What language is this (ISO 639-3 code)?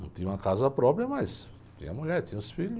por